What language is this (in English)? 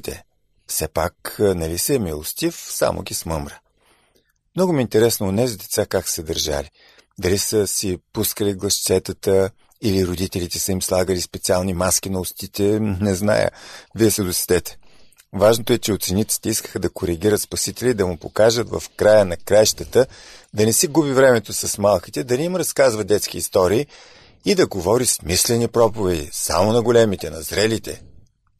Bulgarian